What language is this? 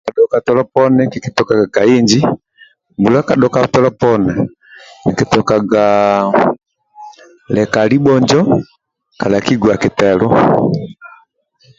Amba (Uganda)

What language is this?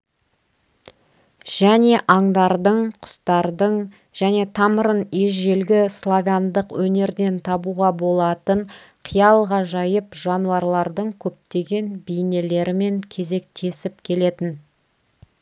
Kazakh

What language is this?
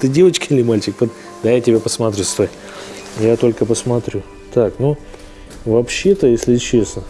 Russian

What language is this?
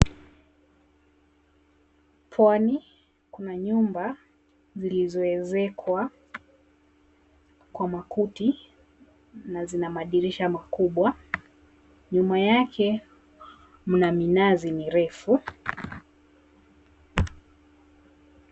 Swahili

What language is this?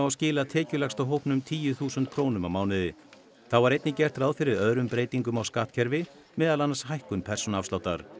Icelandic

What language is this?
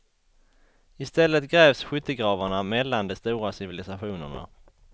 Swedish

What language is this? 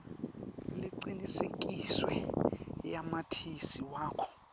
Swati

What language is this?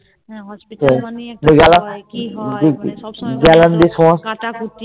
Bangla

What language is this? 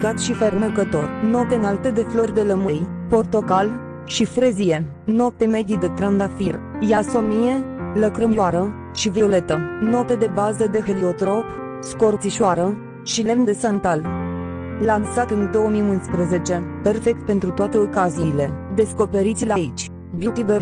Romanian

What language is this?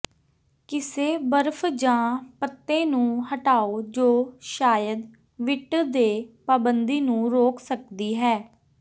Punjabi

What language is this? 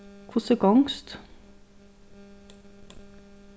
Faroese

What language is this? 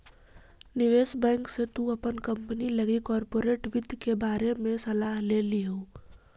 Magahi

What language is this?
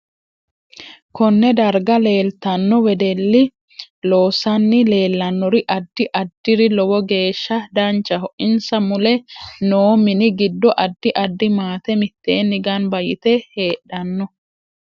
Sidamo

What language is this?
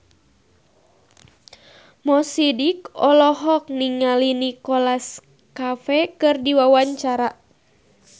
Sundanese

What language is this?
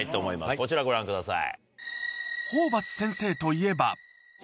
Japanese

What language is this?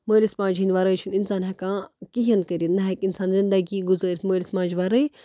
Kashmiri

